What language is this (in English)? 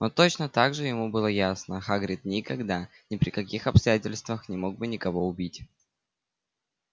Russian